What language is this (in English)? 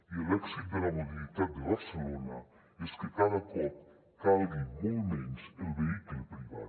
Catalan